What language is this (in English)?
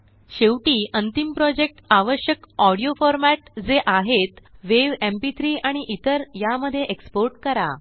Marathi